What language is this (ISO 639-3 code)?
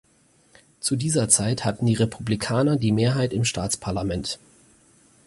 deu